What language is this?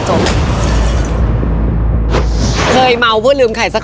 Thai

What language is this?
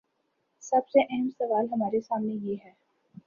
Urdu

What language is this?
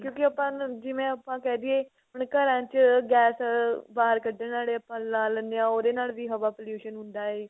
Punjabi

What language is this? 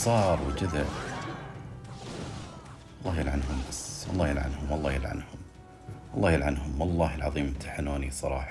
Arabic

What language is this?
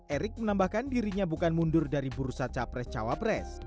Indonesian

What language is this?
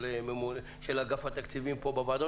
Hebrew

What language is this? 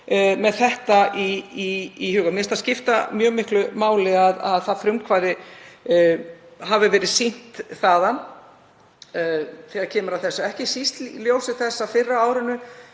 Icelandic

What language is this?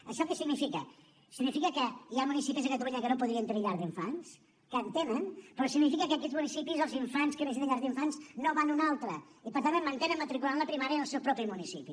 Catalan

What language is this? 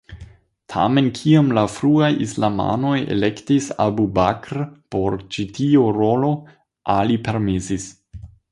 Esperanto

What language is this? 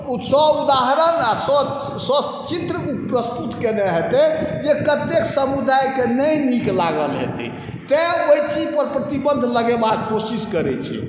Maithili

